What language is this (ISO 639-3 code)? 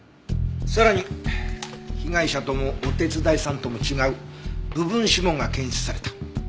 jpn